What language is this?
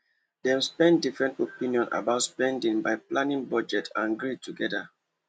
Nigerian Pidgin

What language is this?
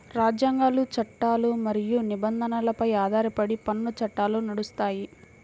Telugu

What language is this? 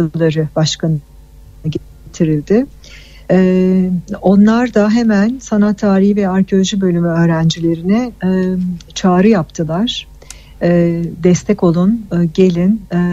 Turkish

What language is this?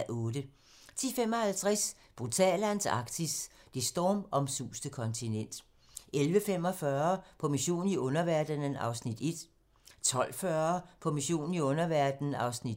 Danish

